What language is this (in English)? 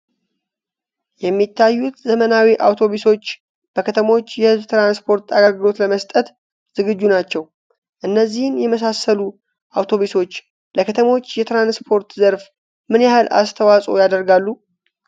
Amharic